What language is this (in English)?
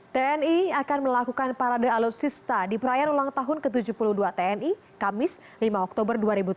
Indonesian